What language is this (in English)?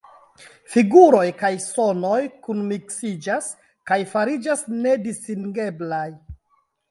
Esperanto